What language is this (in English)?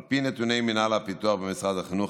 Hebrew